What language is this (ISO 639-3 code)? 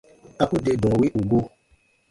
bba